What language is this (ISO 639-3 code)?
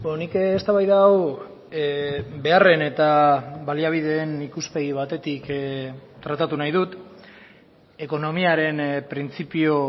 eus